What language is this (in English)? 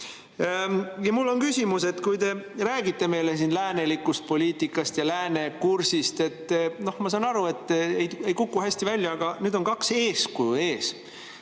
Estonian